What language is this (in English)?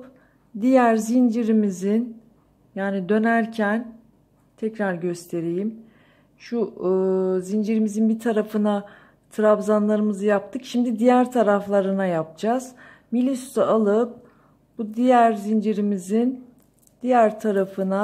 Turkish